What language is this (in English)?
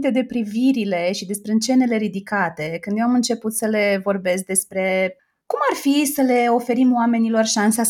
Romanian